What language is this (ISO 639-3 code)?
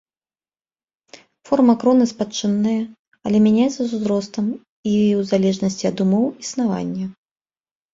bel